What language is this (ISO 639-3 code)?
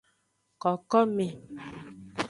ajg